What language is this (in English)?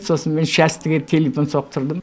Kazakh